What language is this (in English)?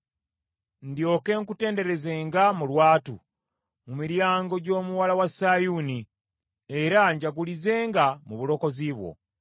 Ganda